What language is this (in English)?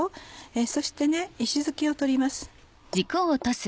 Japanese